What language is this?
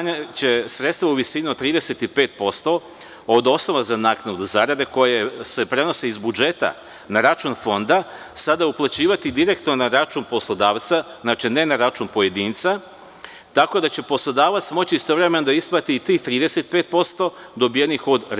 Serbian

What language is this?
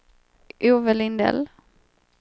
Swedish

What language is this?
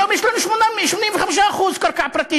Hebrew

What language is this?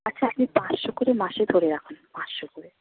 Bangla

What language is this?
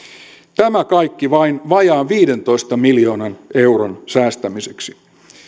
Finnish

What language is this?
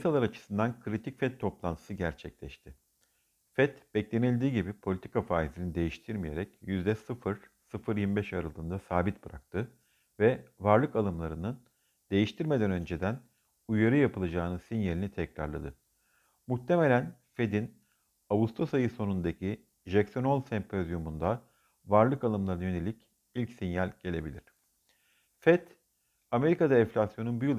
Turkish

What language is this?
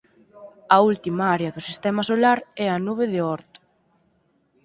Galician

